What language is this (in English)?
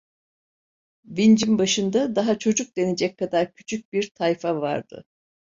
Turkish